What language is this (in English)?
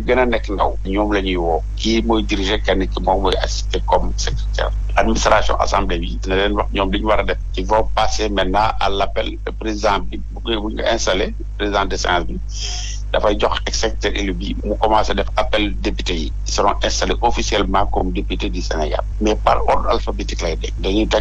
French